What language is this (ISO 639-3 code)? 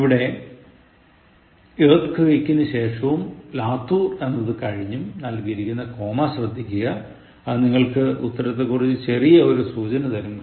mal